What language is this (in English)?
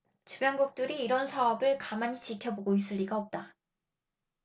Korean